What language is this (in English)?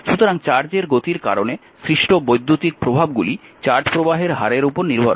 Bangla